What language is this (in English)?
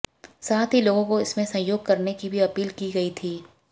Hindi